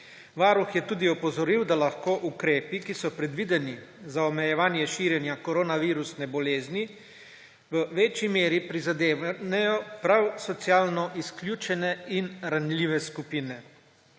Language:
Slovenian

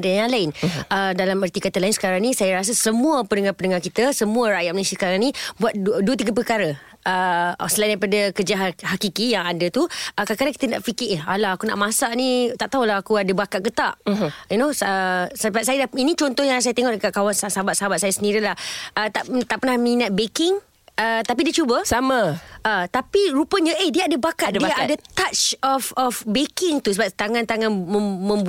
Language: Malay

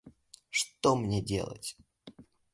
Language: Russian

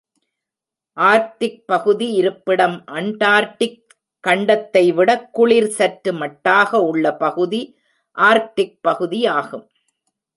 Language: Tamil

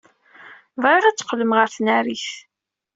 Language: Kabyle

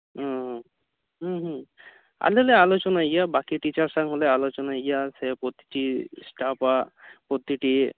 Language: Santali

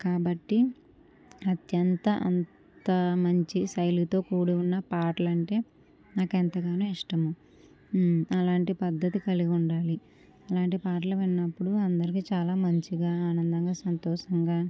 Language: Telugu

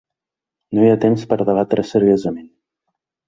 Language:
Catalan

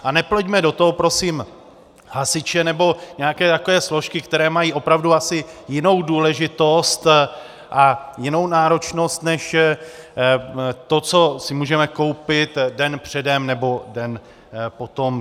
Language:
Czech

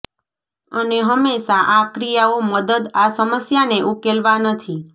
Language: Gujarati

